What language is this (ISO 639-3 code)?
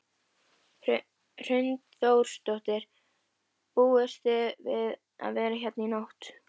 isl